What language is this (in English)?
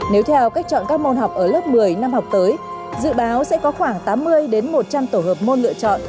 Vietnamese